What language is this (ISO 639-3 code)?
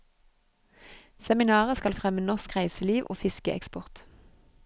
nor